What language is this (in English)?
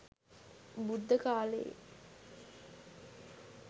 Sinhala